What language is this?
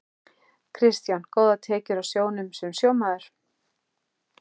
Icelandic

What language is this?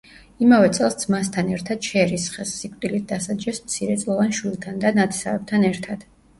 Georgian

